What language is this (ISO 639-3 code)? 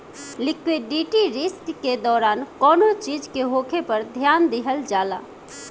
bho